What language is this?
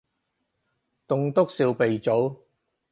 Cantonese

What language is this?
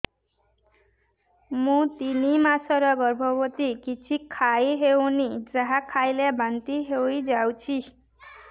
Odia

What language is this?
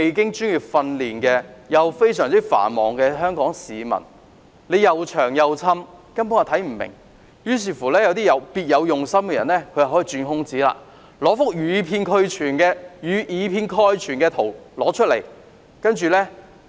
Cantonese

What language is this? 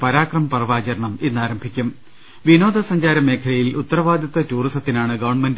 Malayalam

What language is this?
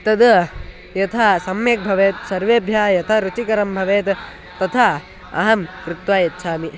Sanskrit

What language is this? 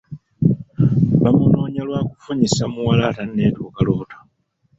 Ganda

